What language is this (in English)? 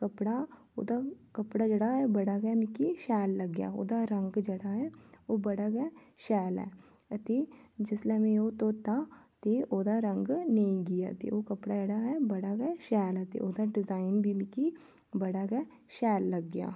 Dogri